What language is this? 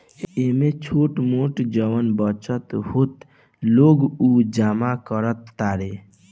Bhojpuri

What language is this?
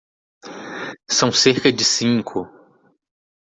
Portuguese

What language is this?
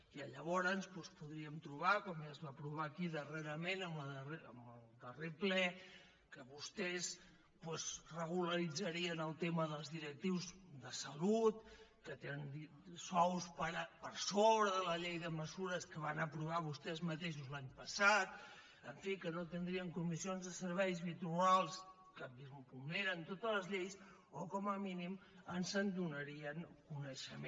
Catalan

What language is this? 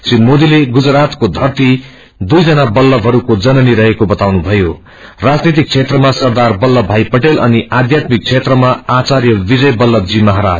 Nepali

